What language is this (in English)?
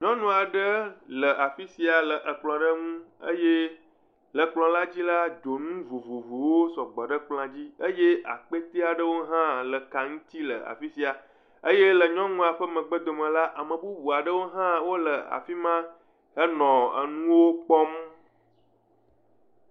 Ewe